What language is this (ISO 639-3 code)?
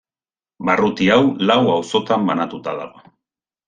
eus